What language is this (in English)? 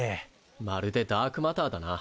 Japanese